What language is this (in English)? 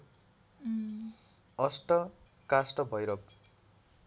Nepali